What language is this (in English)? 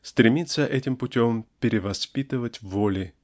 Russian